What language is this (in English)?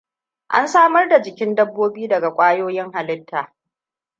Hausa